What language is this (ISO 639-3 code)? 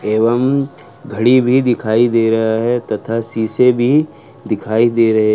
hin